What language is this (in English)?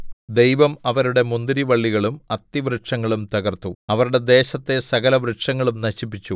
Malayalam